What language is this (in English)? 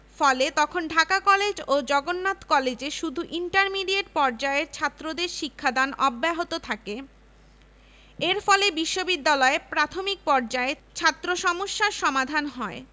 Bangla